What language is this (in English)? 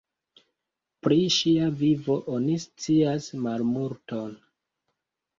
Esperanto